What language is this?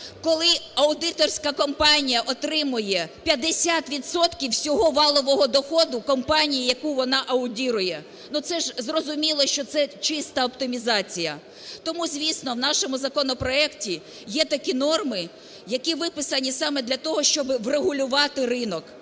Ukrainian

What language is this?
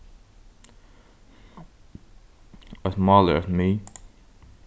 Faroese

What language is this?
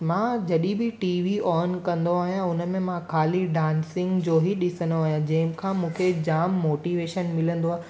Sindhi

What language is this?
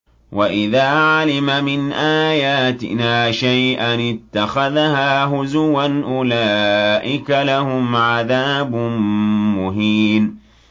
Arabic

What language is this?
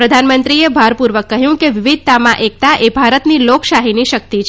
Gujarati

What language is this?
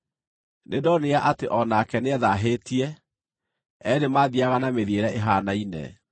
Kikuyu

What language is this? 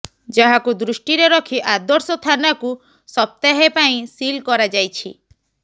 Odia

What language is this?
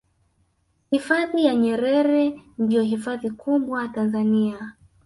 Swahili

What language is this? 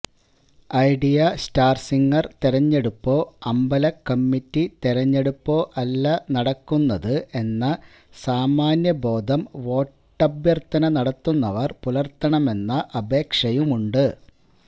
Malayalam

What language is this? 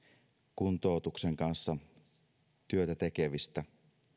Finnish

